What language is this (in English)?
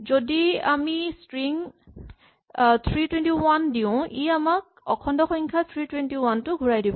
Assamese